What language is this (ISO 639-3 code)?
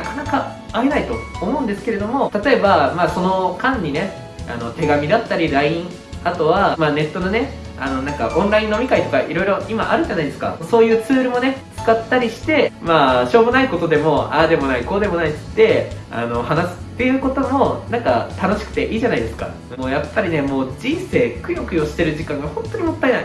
jpn